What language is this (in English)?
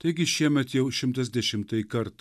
Lithuanian